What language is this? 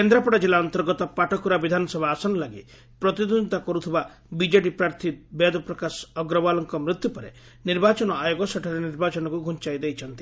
Odia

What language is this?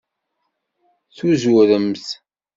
Kabyle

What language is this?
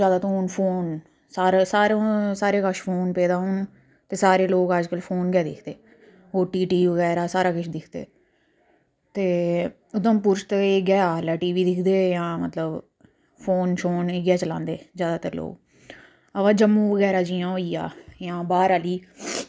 Dogri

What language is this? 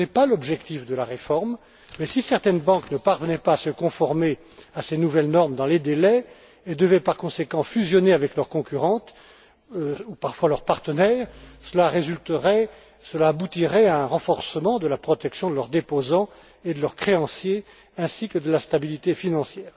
French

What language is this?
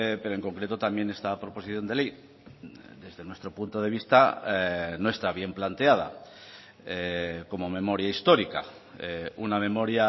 Spanish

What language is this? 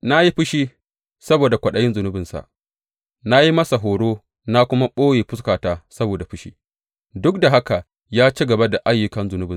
Hausa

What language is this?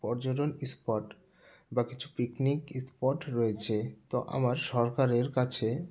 Bangla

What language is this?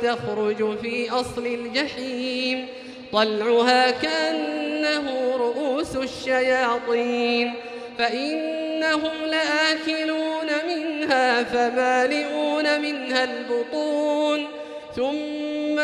Arabic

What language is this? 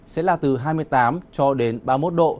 Vietnamese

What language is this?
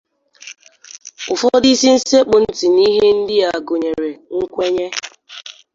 Igbo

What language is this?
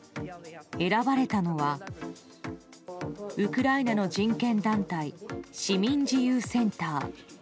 Japanese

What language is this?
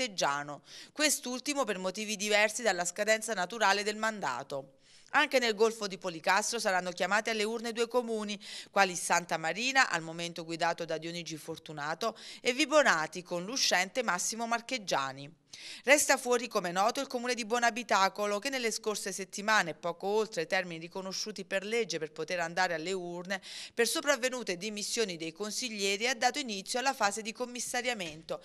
Italian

